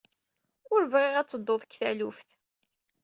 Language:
Kabyle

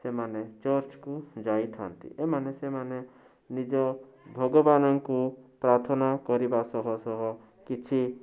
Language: Odia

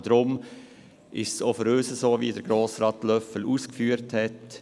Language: Swiss German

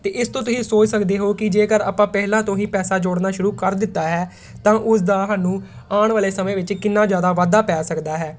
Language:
Punjabi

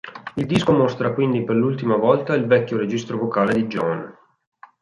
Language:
Italian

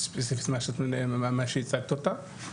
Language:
Hebrew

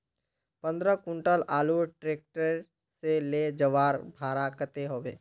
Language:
Magahi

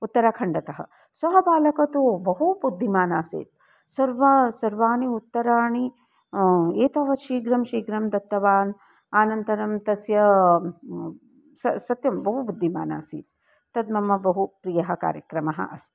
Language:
Sanskrit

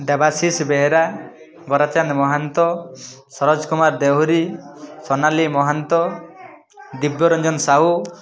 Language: Odia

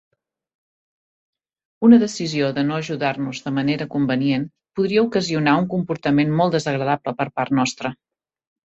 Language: Catalan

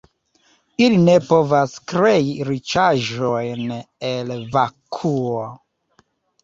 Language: Esperanto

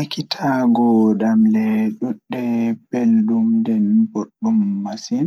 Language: Fula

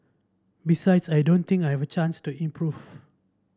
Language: English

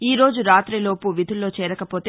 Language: Telugu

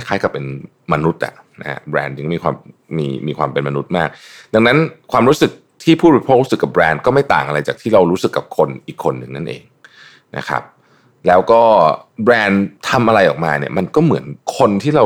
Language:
Thai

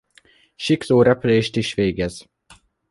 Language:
Hungarian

